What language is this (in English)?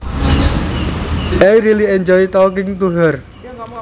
Javanese